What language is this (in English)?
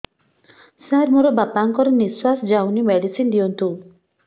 Odia